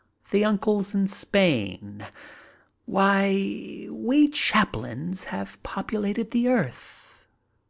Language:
English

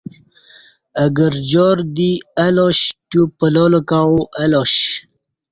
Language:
Kati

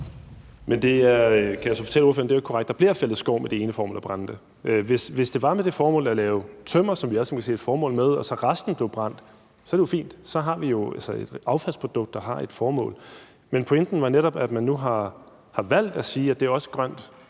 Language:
Danish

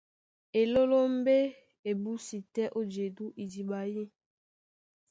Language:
Duala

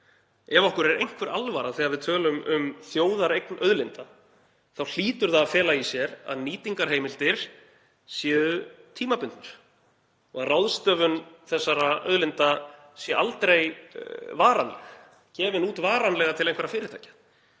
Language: Icelandic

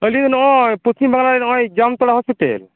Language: Santali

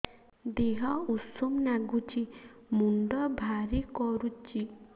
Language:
Odia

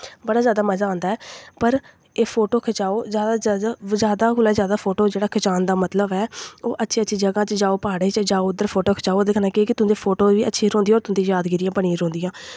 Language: Dogri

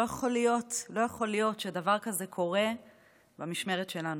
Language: Hebrew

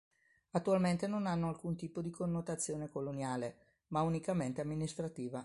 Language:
Italian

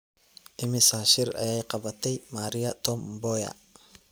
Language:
Somali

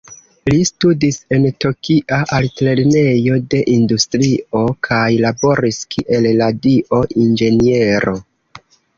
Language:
Esperanto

